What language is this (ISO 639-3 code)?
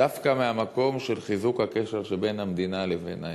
heb